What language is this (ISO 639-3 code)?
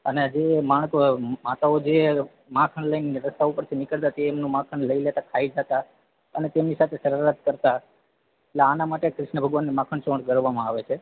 guj